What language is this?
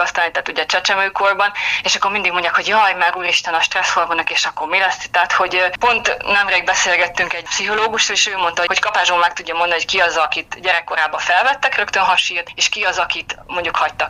Hungarian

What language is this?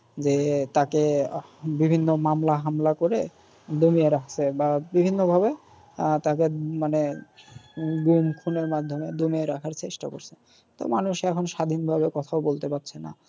Bangla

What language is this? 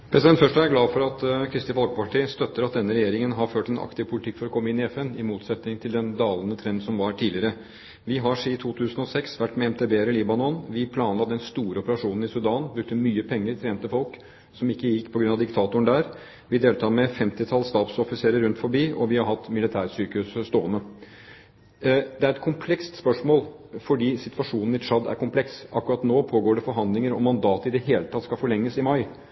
Norwegian Bokmål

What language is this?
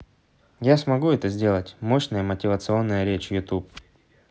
Russian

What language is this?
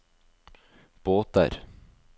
Norwegian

